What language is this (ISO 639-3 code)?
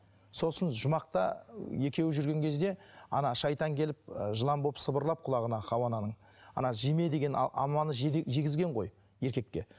kaz